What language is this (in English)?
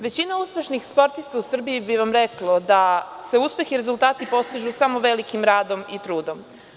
Serbian